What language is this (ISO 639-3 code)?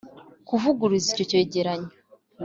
kin